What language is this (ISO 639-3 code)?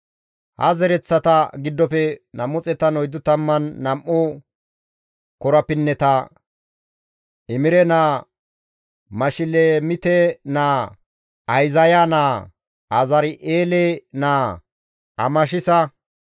gmv